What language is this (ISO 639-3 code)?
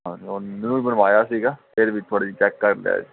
pan